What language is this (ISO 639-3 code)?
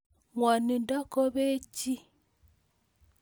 kln